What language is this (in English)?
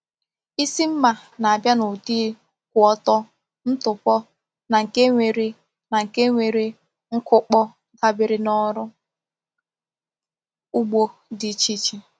Igbo